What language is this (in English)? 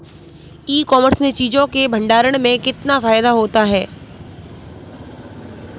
Hindi